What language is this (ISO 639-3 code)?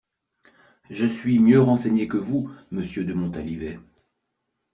fra